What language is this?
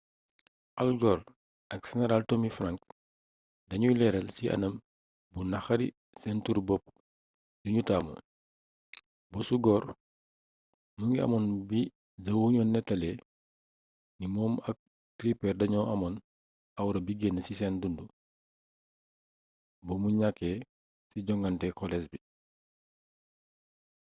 Wolof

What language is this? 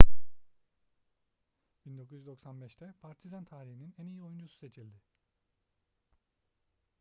Turkish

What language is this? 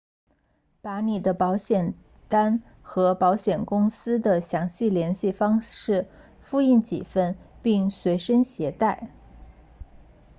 Chinese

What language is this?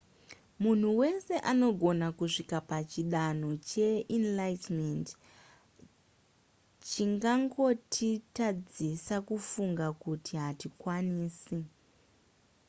Shona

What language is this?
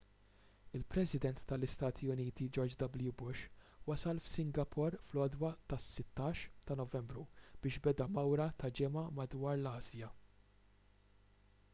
Maltese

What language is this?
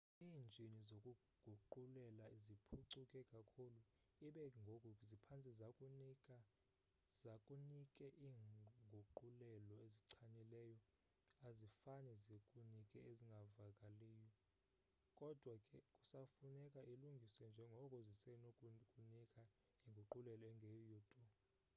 Xhosa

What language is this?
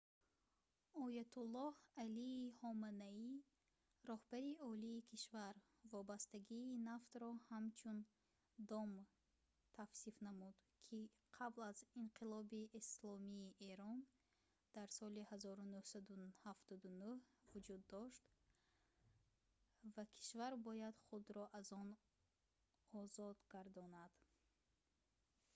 Tajik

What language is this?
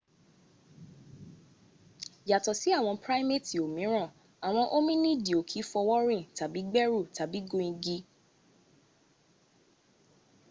Yoruba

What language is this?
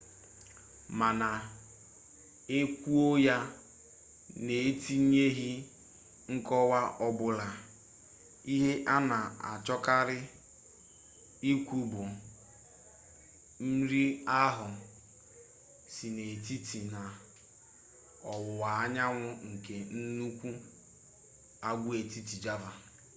Igbo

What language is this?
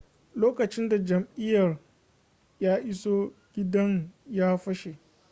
Hausa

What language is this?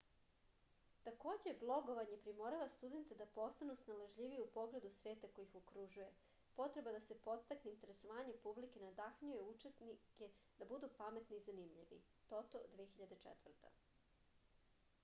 Serbian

